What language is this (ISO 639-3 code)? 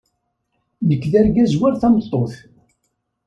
kab